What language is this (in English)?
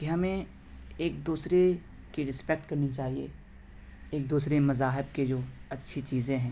Urdu